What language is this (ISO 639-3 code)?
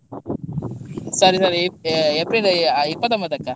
kan